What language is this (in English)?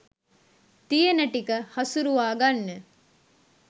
Sinhala